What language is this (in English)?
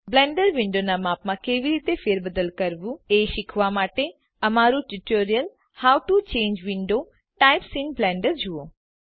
Gujarati